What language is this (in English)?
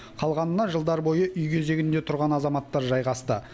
Kazakh